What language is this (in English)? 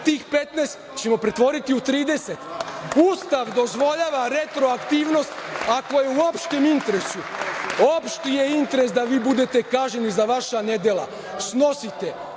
Serbian